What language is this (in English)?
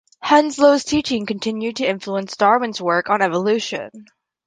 English